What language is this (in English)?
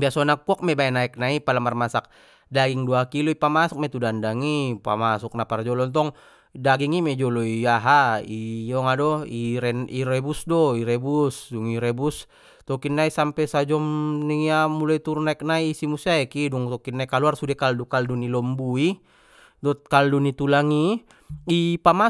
Batak Mandailing